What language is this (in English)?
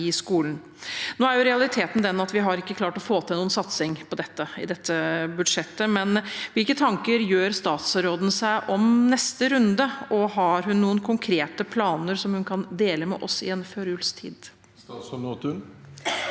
Norwegian